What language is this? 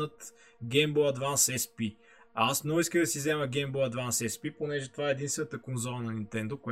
Bulgarian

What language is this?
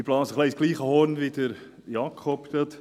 Swiss German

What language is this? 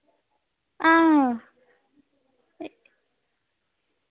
Dogri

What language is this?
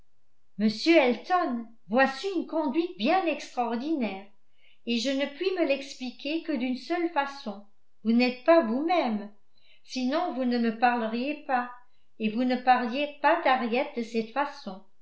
French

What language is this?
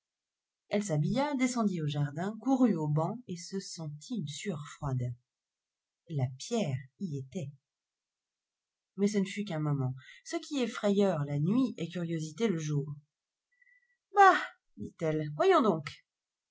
French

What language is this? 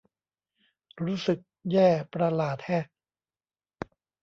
Thai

